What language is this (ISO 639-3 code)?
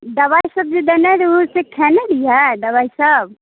mai